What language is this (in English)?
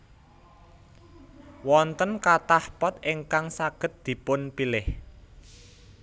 Javanese